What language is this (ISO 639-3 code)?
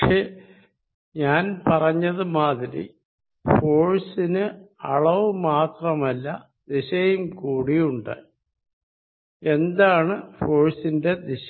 mal